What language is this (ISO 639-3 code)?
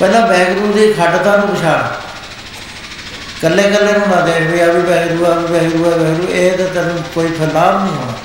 pan